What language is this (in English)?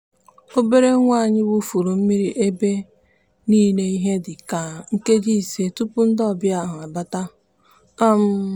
Igbo